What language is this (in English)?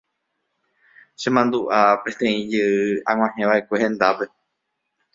Guarani